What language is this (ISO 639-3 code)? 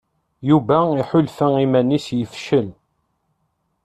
kab